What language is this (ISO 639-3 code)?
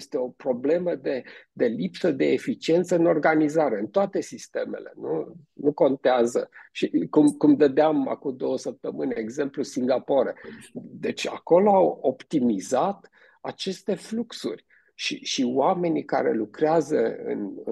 ron